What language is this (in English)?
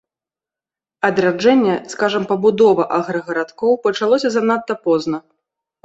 Belarusian